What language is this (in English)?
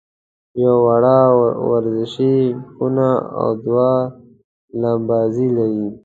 Pashto